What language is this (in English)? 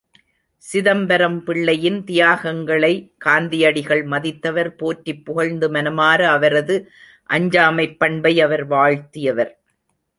Tamil